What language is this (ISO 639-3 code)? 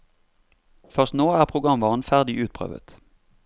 nor